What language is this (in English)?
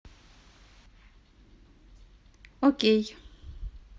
Russian